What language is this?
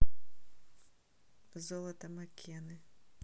Russian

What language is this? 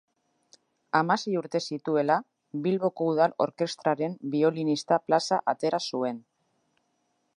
Basque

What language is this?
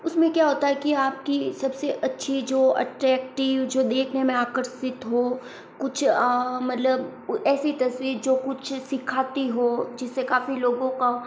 Hindi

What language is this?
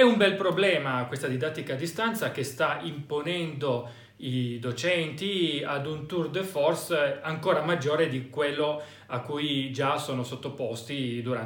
Italian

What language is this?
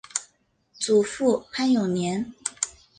Chinese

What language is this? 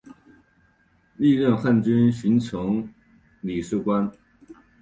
Chinese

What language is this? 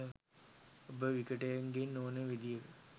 Sinhala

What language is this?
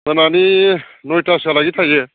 Bodo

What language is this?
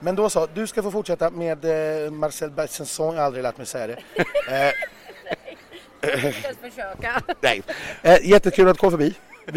Swedish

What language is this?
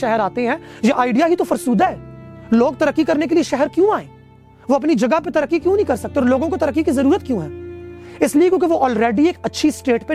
Urdu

